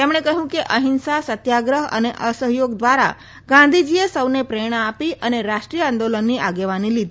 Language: Gujarati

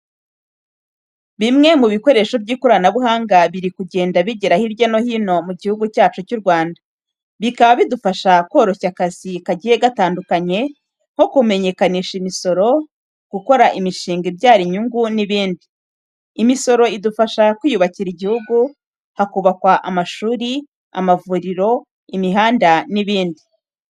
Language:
Kinyarwanda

